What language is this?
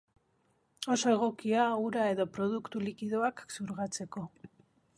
Basque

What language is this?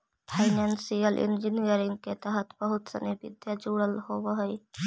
Magahi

